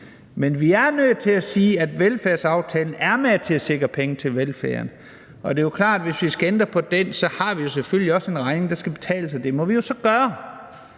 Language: Danish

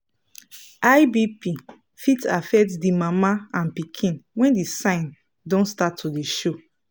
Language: Nigerian Pidgin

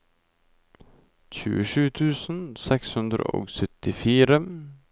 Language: Norwegian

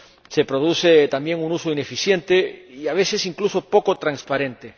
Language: Spanish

